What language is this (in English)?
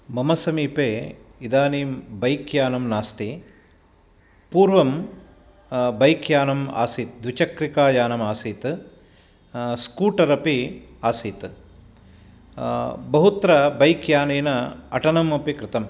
Sanskrit